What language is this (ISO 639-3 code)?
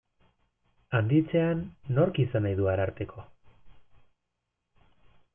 eus